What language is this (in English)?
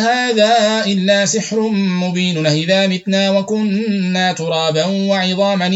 Arabic